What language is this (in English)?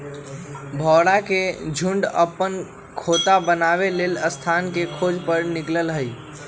Magahi